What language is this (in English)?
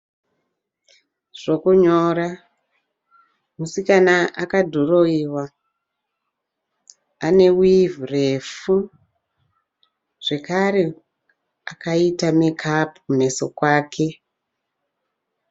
Shona